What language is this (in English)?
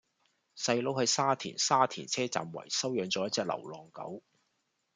Cantonese